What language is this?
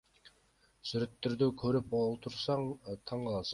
Kyrgyz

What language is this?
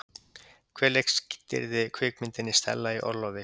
Icelandic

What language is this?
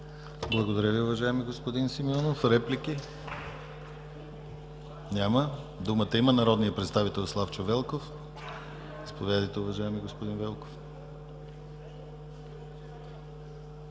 Bulgarian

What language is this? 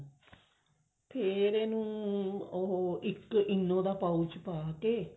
Punjabi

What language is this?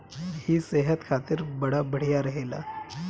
Bhojpuri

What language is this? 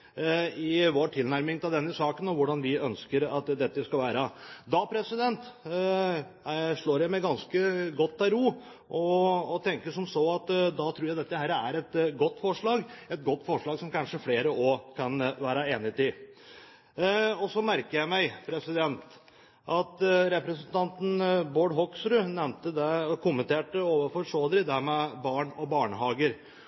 Norwegian Bokmål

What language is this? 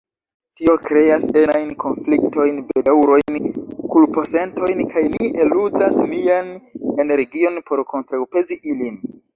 Esperanto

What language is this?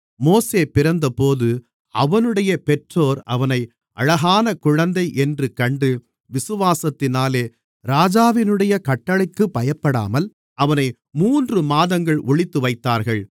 Tamil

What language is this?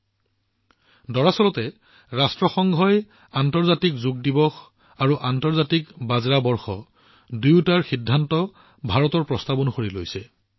Assamese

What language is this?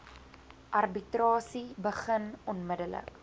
Afrikaans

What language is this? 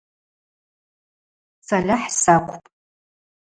Abaza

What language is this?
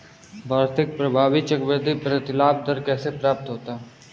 Hindi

